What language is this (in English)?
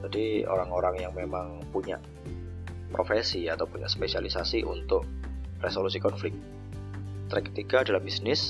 Indonesian